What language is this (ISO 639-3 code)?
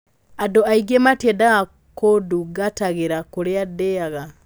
kik